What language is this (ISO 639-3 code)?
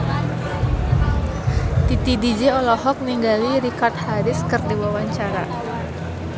sun